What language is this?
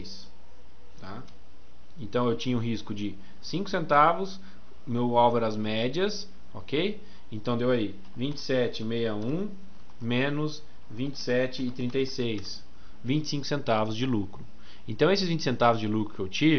Portuguese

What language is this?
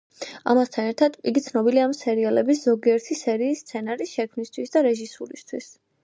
Georgian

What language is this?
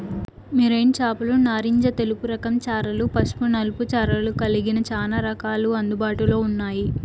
Telugu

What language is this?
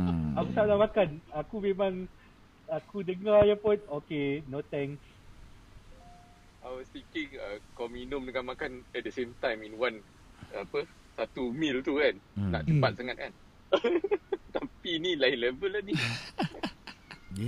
Malay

